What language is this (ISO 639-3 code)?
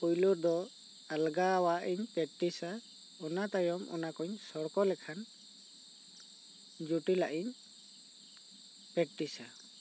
sat